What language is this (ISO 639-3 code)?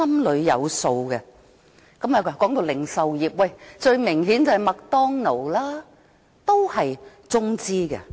yue